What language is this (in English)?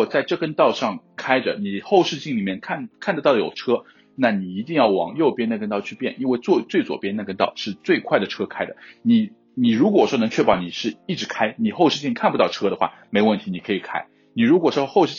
Chinese